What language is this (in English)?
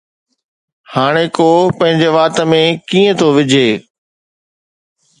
Sindhi